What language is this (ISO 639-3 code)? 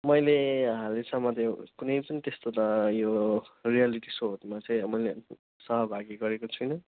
nep